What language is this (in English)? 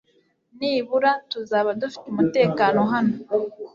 Kinyarwanda